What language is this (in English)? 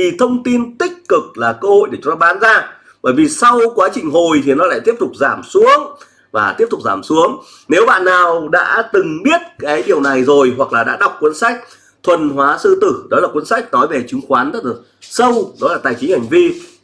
Vietnamese